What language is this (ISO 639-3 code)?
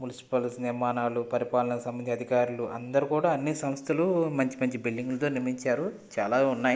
tel